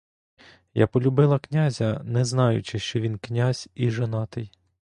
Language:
Ukrainian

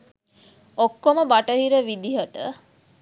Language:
Sinhala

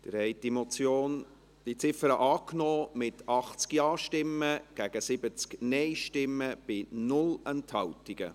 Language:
Swiss German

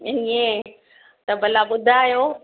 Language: Sindhi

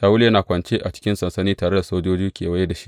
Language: Hausa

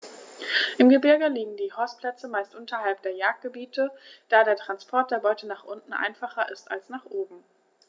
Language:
German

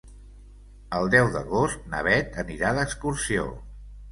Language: Catalan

